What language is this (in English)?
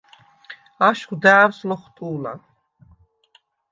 Svan